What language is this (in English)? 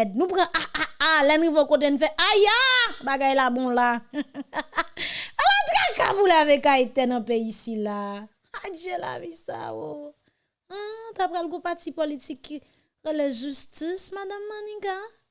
French